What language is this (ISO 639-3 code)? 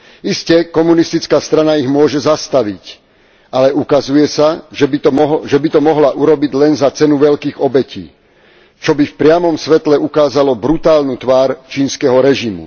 slk